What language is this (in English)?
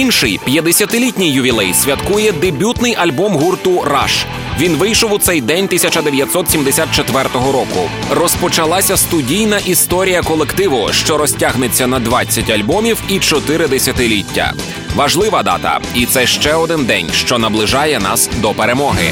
Ukrainian